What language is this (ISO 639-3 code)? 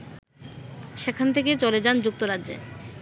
ben